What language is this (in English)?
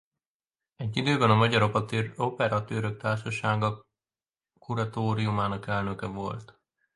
Hungarian